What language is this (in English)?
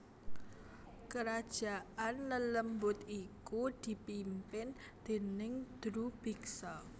Javanese